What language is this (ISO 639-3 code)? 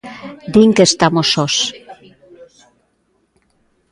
glg